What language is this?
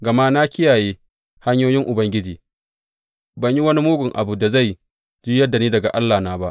Hausa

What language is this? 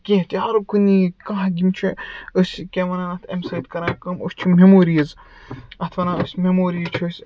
Kashmiri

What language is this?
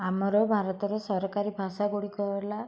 Odia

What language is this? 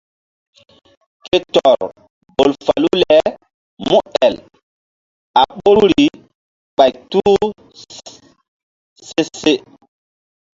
Mbum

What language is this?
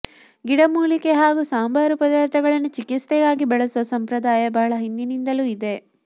Kannada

